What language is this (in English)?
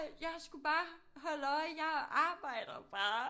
Danish